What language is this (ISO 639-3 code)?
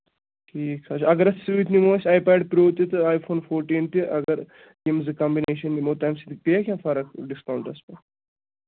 kas